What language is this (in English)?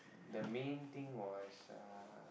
English